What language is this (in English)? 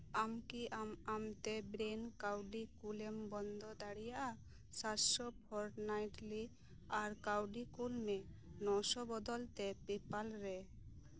Santali